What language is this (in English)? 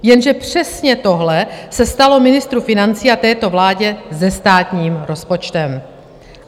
Czech